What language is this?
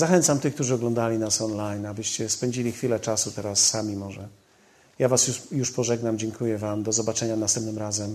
Polish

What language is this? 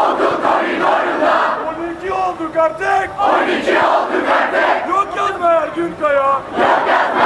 Turkish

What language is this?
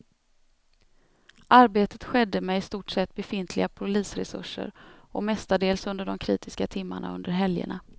Swedish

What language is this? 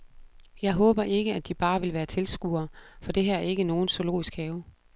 Danish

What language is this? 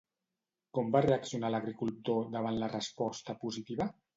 Catalan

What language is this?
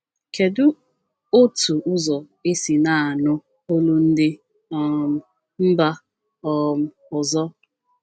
Igbo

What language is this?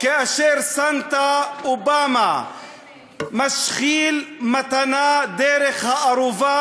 Hebrew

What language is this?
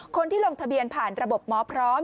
Thai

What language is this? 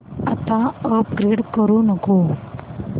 Marathi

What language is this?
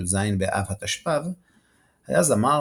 Hebrew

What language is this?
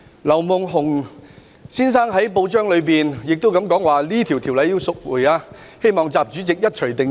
Cantonese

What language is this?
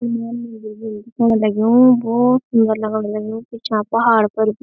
Garhwali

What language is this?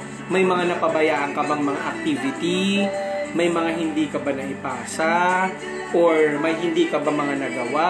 Filipino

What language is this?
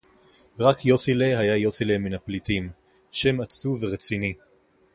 Hebrew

